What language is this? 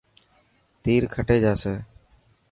Dhatki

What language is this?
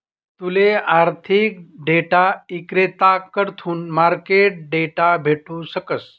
Marathi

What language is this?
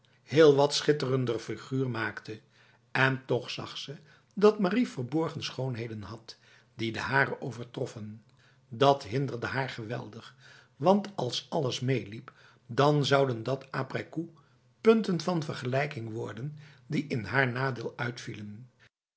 Dutch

